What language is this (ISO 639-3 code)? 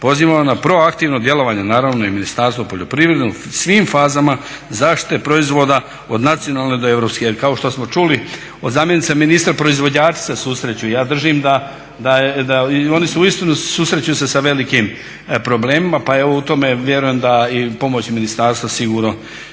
hrv